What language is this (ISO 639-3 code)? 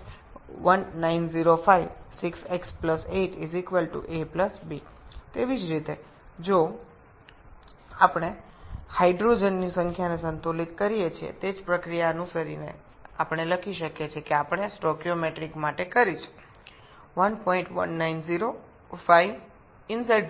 ben